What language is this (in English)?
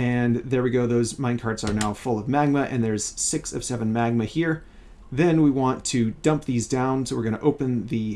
English